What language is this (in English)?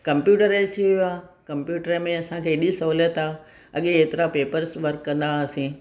Sindhi